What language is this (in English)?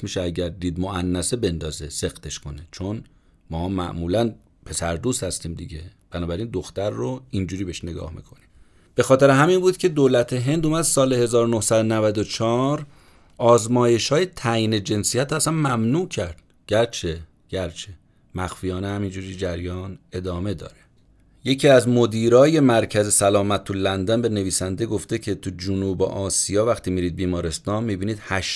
Persian